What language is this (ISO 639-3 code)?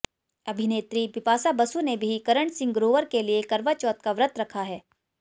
hin